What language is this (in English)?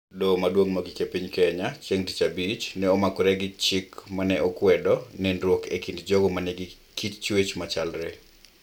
Luo (Kenya and Tanzania)